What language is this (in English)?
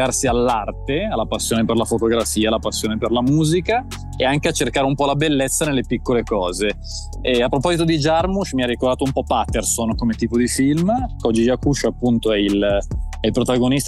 Italian